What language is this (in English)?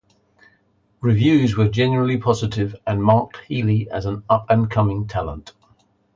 English